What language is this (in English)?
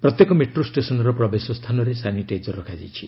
Odia